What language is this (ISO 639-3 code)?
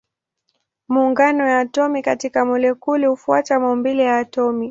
swa